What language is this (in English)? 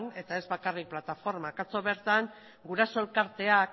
Basque